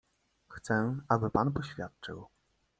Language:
Polish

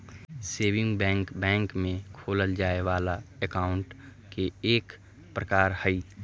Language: Magahi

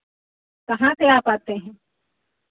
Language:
Hindi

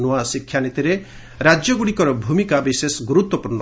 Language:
Odia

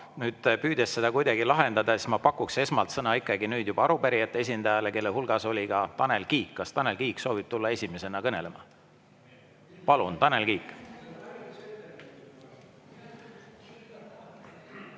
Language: Estonian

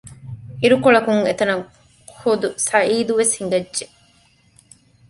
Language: Divehi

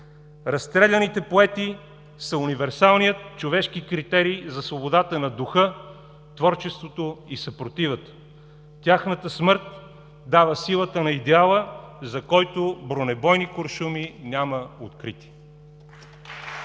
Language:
Bulgarian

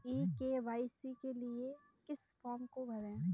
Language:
Hindi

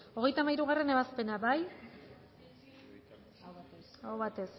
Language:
Basque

